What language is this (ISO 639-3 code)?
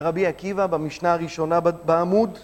heb